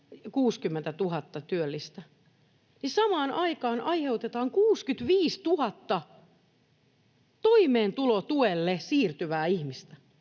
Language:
Finnish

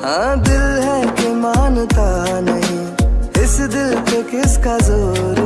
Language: Hindi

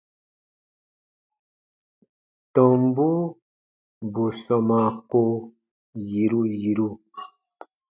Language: Baatonum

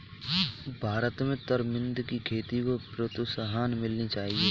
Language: Hindi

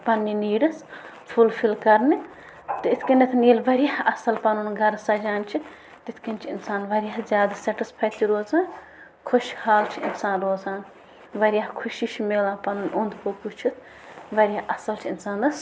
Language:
Kashmiri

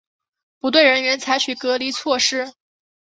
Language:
Chinese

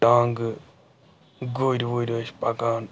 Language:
Kashmiri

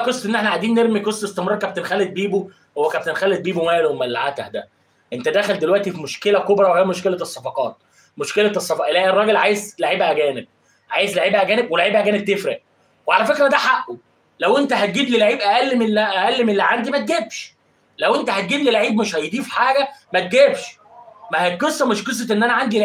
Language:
Arabic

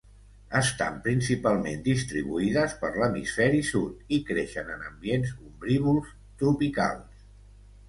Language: Catalan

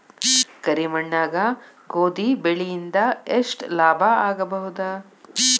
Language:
Kannada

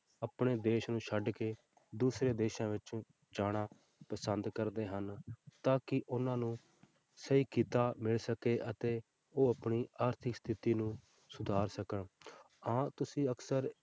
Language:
Punjabi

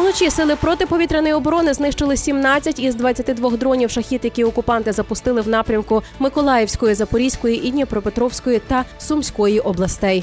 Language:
Ukrainian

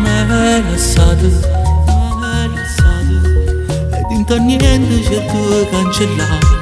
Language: Italian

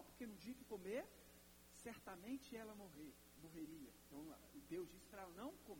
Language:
Portuguese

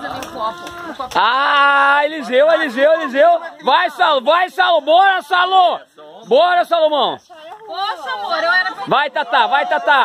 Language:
Portuguese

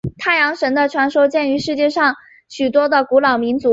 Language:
Chinese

